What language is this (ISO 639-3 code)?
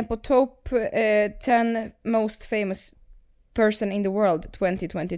swe